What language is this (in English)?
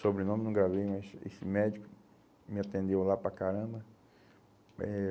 Portuguese